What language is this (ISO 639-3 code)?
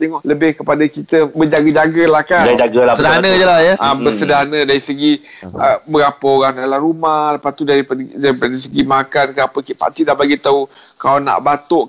msa